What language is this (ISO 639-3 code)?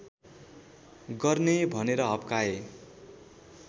nep